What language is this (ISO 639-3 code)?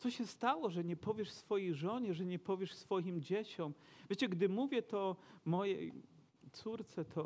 pol